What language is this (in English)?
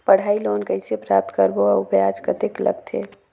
Chhattisgarhi